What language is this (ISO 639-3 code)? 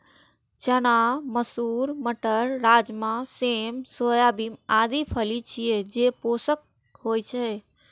mai